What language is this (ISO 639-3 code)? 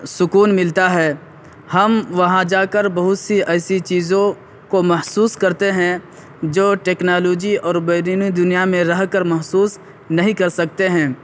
urd